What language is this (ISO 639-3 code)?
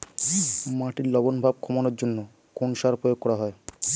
ben